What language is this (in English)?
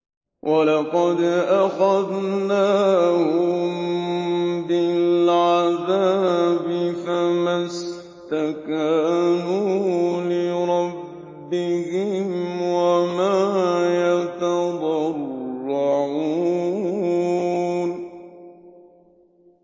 Arabic